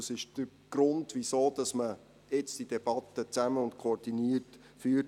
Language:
Swiss German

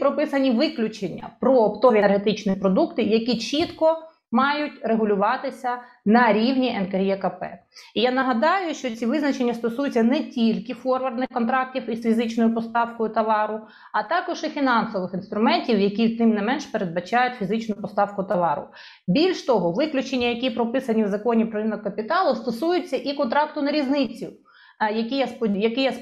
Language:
Ukrainian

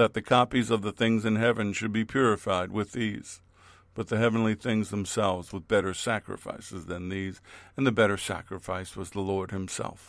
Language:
English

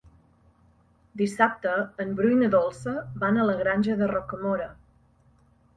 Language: Catalan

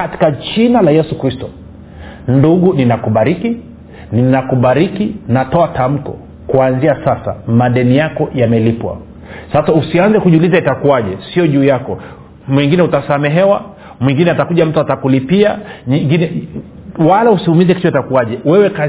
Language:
Swahili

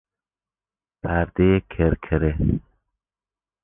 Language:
Persian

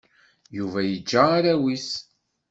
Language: Kabyle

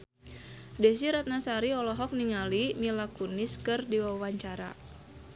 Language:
Sundanese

